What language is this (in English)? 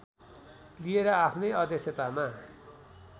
Nepali